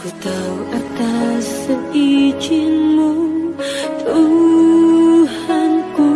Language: Indonesian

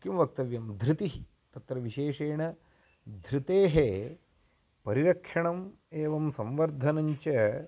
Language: Sanskrit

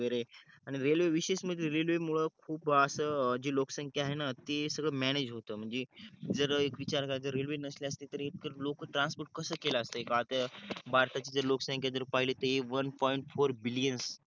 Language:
Marathi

